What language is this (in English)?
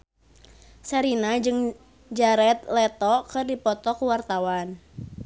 Sundanese